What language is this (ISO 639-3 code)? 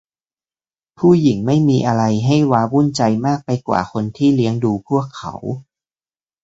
tha